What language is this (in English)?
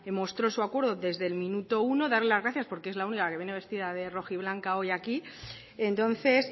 Spanish